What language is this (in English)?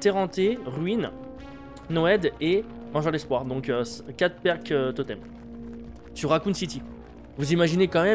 French